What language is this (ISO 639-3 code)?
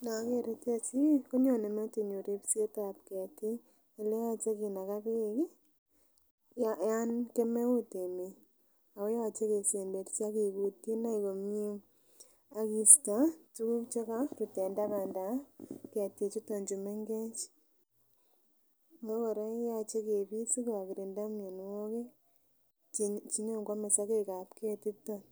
kln